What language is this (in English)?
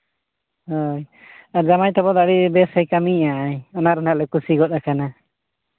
Santali